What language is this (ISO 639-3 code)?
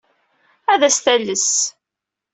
kab